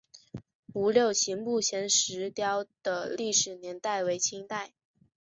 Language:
Chinese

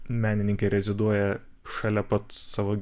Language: Lithuanian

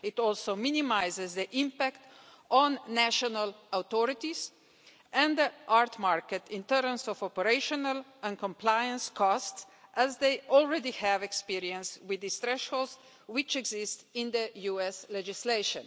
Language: English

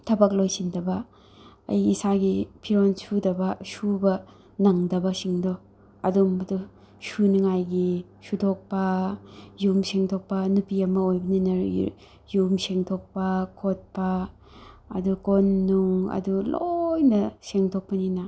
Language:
Manipuri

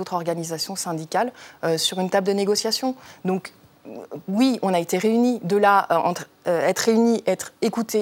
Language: French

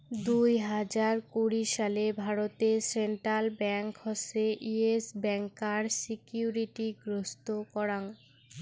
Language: Bangla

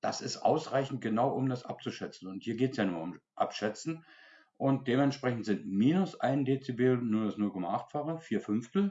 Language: German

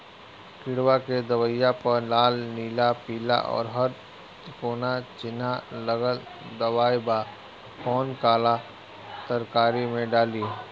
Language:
Bhojpuri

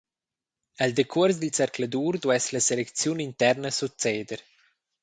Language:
Romansh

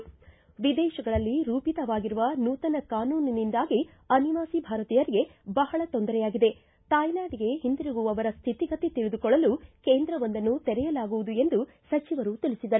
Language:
Kannada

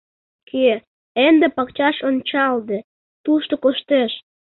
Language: Mari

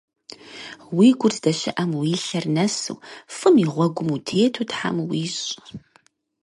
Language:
Kabardian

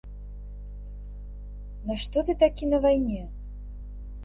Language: Belarusian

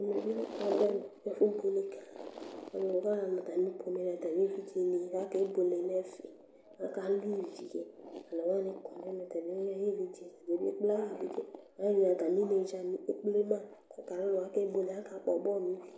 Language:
Ikposo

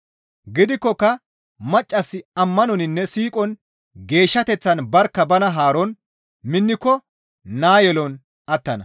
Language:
Gamo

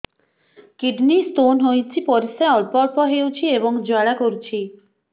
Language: Odia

